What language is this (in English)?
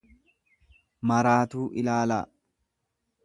Oromo